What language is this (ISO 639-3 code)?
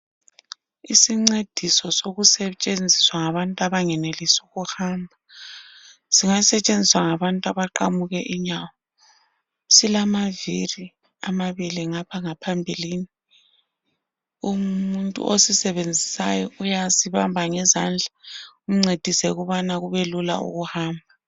nde